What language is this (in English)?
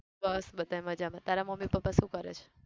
Gujarati